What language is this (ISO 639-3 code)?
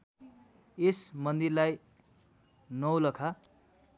nep